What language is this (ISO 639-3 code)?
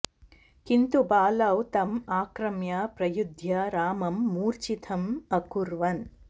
san